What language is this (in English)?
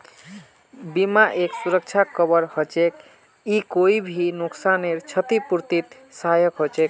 Magahi